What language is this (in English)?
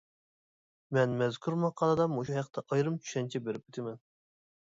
Uyghur